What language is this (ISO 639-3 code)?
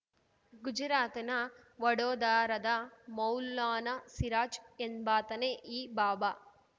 kan